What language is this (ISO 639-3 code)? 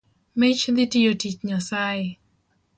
luo